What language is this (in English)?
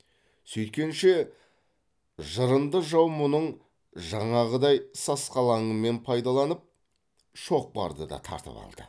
Kazakh